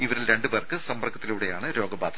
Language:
Malayalam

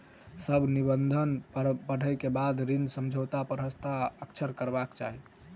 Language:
Maithili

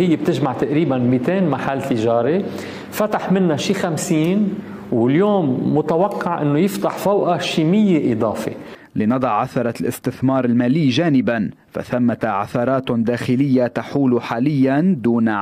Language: Arabic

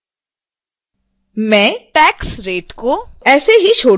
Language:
Hindi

